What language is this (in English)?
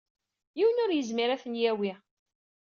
Kabyle